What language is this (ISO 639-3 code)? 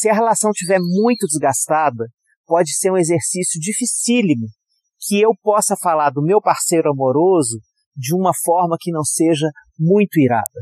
por